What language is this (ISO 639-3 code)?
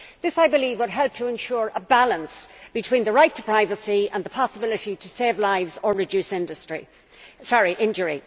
eng